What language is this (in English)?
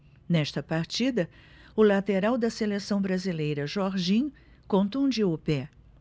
Portuguese